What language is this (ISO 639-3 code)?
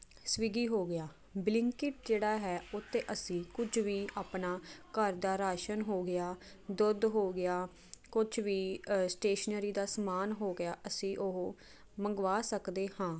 pan